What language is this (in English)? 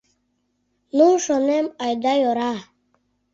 Mari